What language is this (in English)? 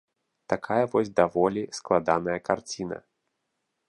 Belarusian